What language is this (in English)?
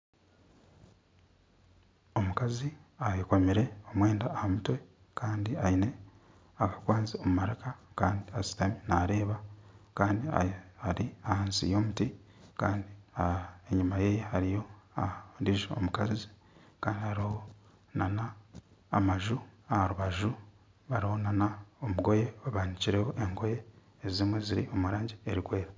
Nyankole